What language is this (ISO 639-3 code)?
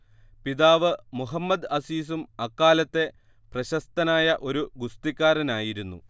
mal